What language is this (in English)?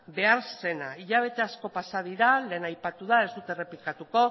Basque